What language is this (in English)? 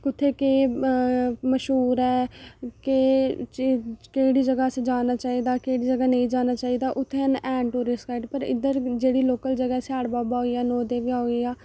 Dogri